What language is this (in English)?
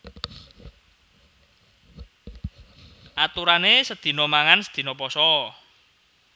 Javanese